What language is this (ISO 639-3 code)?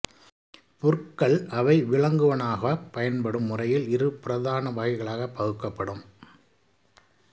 tam